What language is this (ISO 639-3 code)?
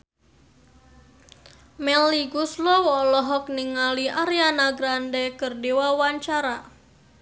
sun